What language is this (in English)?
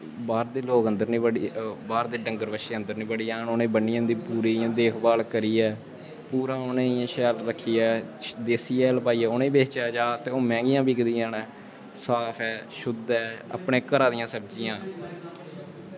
Dogri